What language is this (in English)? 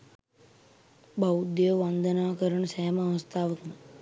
Sinhala